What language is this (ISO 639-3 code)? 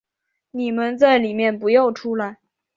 zho